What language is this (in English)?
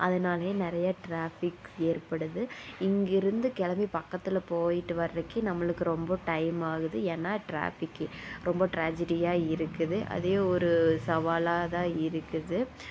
Tamil